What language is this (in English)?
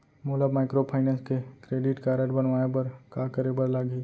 Chhattisgarhi